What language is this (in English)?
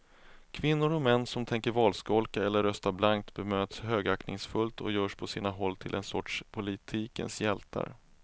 Swedish